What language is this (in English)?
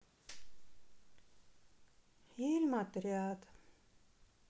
Russian